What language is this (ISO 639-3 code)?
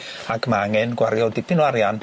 cym